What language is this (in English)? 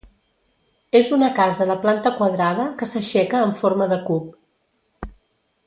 Catalan